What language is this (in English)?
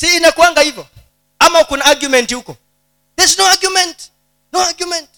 Swahili